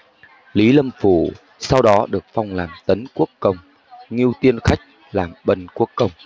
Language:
Vietnamese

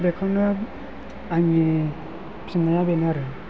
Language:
Bodo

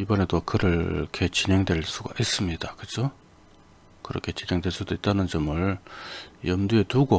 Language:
Korean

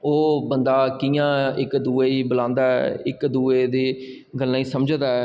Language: Dogri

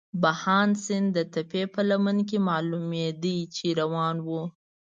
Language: Pashto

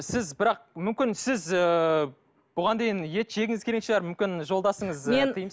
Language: Kazakh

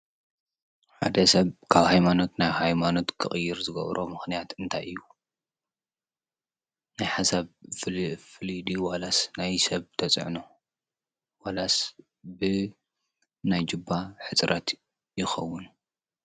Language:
Tigrinya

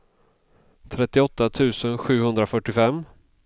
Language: Swedish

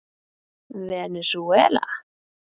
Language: Icelandic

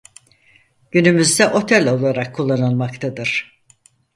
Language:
Turkish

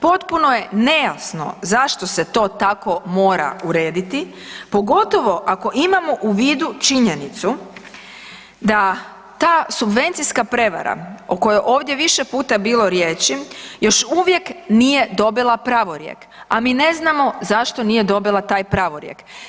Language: Croatian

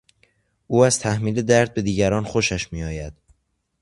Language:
Persian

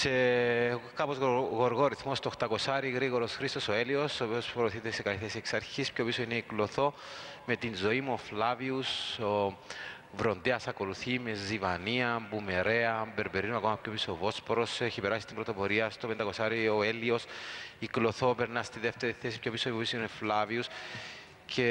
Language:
Greek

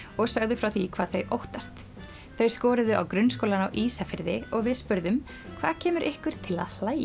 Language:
Icelandic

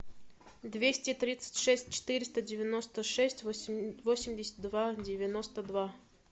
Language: Russian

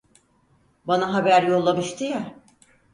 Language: Turkish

